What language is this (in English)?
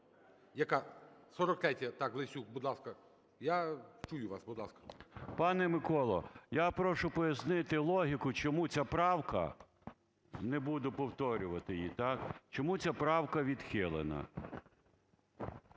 Ukrainian